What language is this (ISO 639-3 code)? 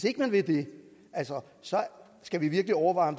dan